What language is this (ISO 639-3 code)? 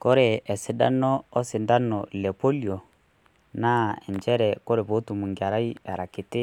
mas